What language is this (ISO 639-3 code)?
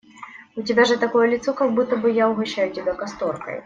rus